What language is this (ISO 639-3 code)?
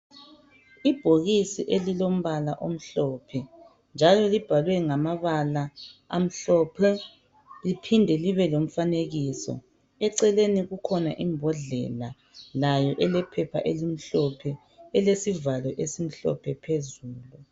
nde